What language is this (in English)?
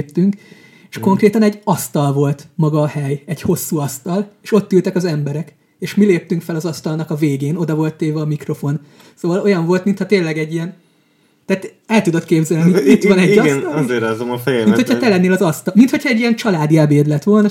Hungarian